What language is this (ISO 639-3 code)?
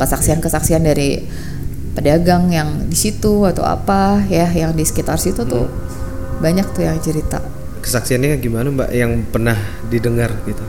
ind